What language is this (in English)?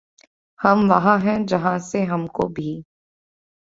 Urdu